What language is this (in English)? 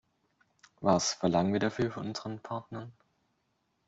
German